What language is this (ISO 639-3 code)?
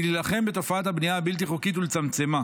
heb